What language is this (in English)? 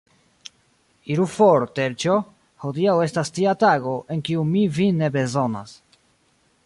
Esperanto